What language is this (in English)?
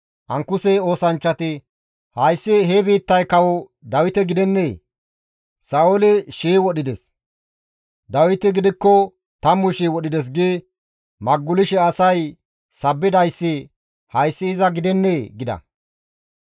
Gamo